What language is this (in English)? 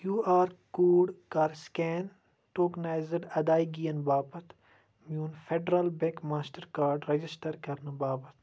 Kashmiri